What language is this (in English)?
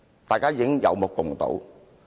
Cantonese